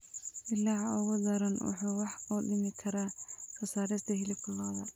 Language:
Somali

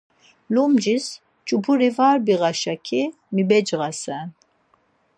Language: Laz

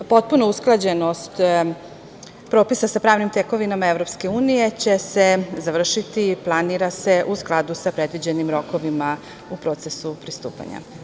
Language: Serbian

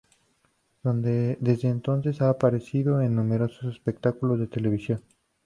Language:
Spanish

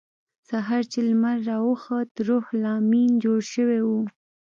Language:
Pashto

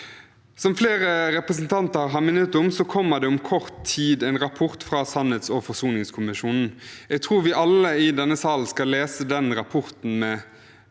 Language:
Norwegian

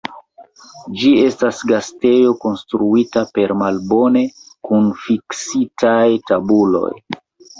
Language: Esperanto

